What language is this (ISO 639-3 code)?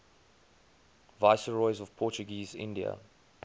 eng